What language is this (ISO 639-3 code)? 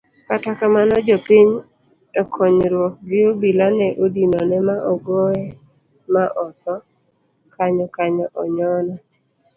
luo